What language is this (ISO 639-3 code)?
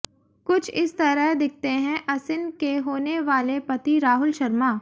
hin